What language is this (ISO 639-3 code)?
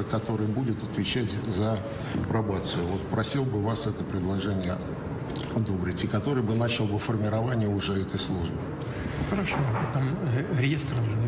rus